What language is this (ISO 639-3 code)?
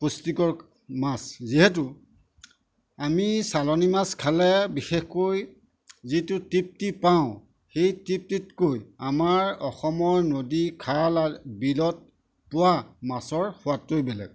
asm